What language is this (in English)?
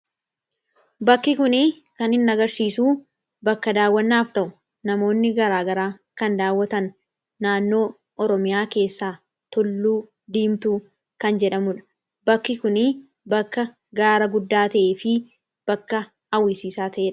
Oromo